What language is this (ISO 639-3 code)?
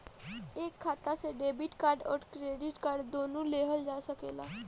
bho